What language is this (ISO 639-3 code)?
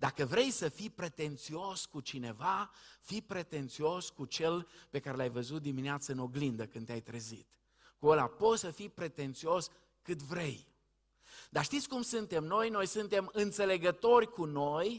ron